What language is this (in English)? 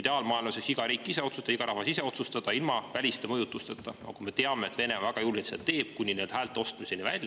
Estonian